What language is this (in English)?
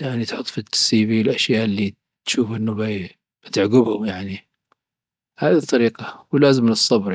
Dhofari Arabic